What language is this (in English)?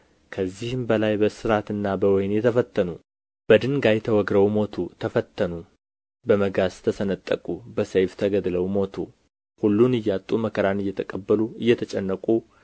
Amharic